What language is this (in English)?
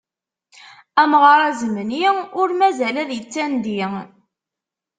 Kabyle